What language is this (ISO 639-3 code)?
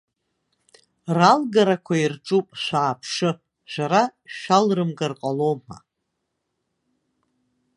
abk